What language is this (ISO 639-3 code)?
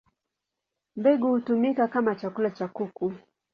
swa